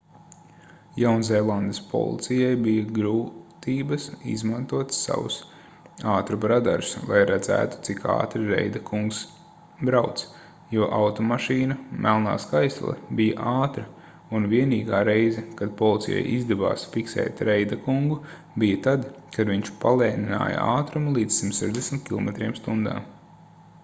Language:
Latvian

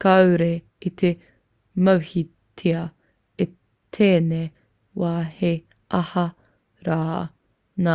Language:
Māori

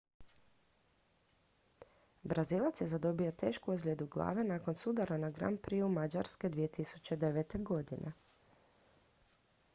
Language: Croatian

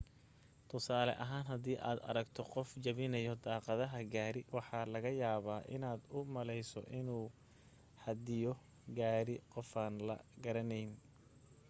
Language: Somali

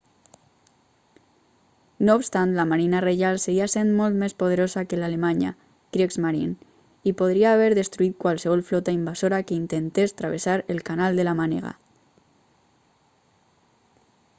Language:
Catalan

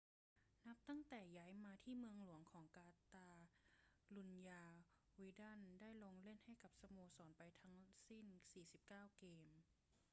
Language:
Thai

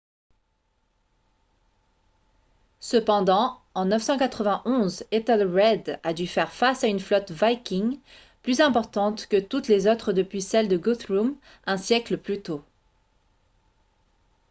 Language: French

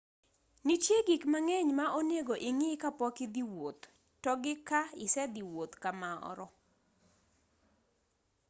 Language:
Luo (Kenya and Tanzania)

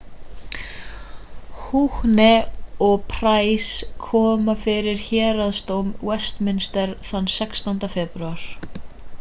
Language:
Icelandic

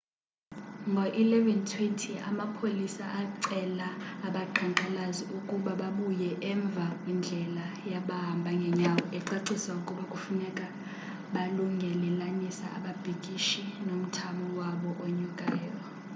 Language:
Xhosa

